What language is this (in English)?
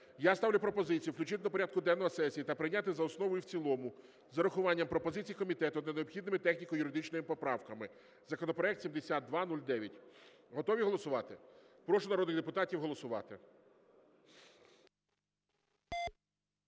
Ukrainian